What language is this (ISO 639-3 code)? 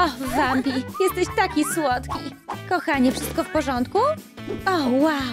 pol